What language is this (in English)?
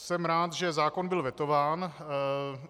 Czech